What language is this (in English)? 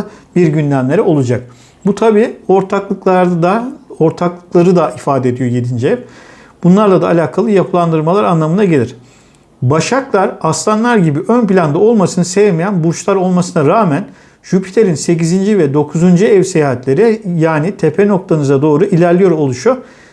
Turkish